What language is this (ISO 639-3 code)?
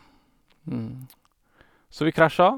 nor